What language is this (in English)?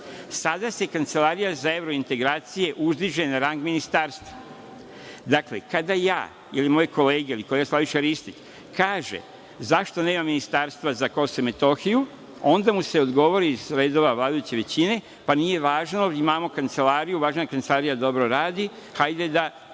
Serbian